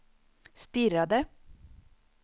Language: Swedish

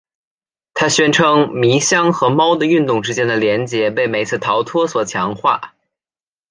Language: Chinese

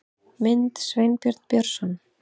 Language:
Icelandic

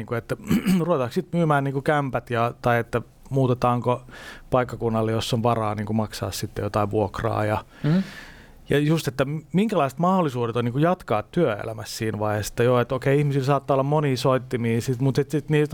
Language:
Finnish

